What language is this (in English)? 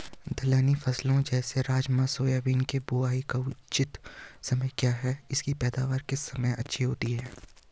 Hindi